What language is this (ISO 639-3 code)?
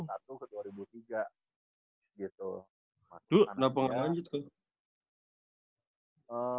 ind